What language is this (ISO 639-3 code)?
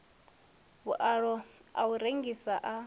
ven